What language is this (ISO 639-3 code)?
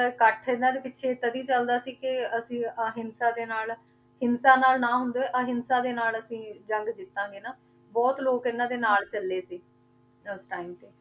pan